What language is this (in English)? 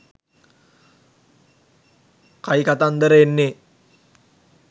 Sinhala